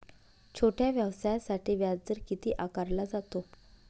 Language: Marathi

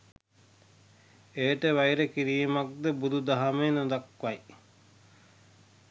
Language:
Sinhala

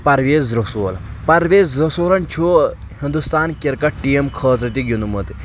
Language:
Kashmiri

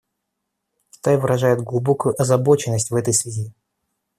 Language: Russian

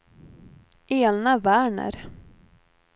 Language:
Swedish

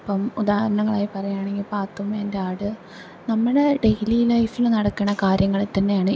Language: Malayalam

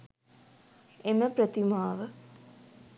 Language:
Sinhala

